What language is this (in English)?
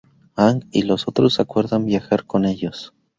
Spanish